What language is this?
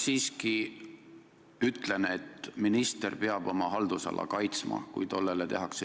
Estonian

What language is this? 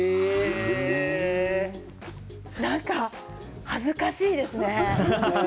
Japanese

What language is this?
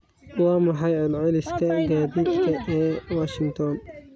Somali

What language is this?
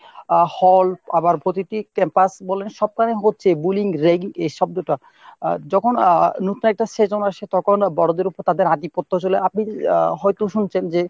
Bangla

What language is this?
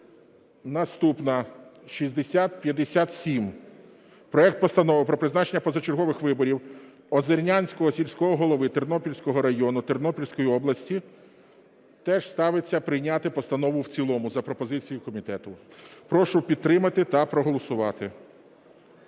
Ukrainian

